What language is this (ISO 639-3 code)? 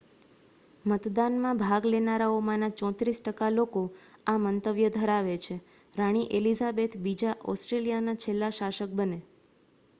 guj